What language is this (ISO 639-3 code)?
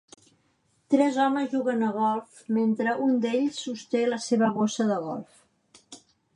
cat